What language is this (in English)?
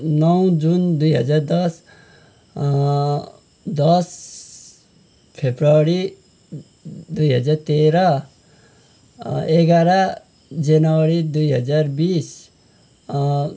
Nepali